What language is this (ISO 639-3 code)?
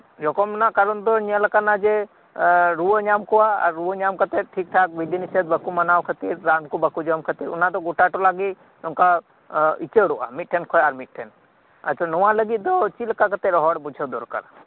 sat